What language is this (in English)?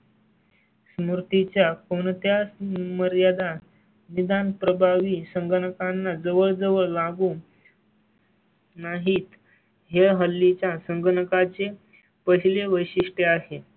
Marathi